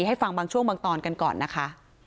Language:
Thai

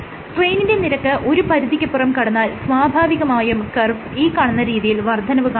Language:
Malayalam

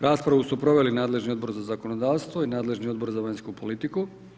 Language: Croatian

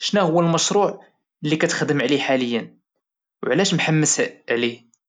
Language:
Moroccan Arabic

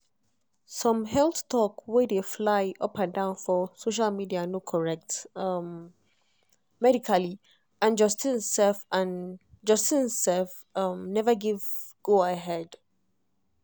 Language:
Nigerian Pidgin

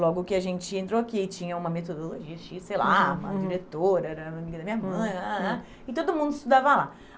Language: Portuguese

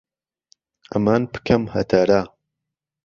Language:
Central Kurdish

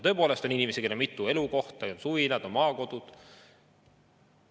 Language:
Estonian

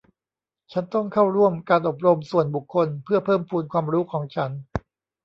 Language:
Thai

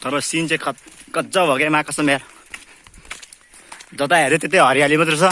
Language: Nepali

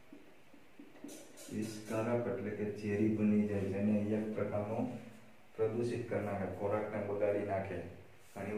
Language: Romanian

